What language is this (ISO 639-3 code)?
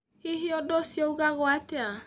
kik